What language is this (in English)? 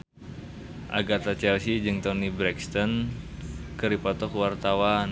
Sundanese